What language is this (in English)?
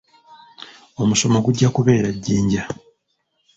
Ganda